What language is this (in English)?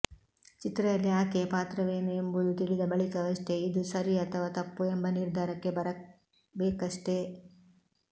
Kannada